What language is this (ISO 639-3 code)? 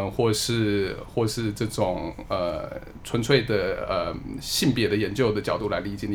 zho